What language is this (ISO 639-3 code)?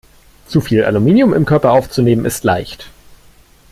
deu